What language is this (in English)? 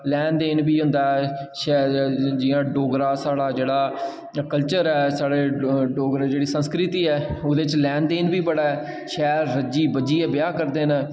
Dogri